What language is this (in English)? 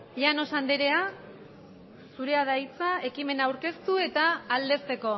Basque